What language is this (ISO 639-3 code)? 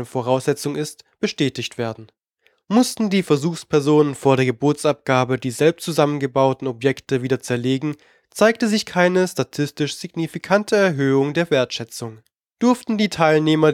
deu